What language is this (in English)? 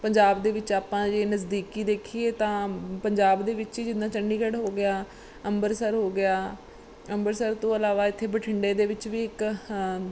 Punjabi